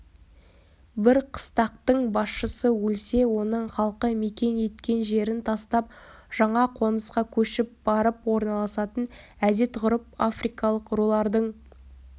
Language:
Kazakh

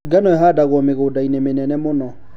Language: Kikuyu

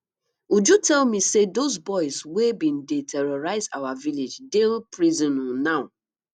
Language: Nigerian Pidgin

